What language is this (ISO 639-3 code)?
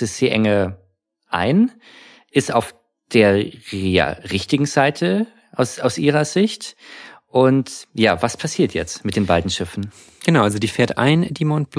deu